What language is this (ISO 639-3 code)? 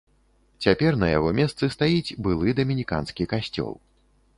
bel